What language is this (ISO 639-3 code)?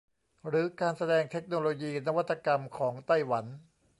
tha